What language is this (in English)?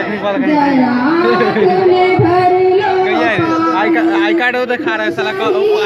Romanian